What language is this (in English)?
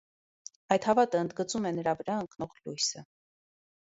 Armenian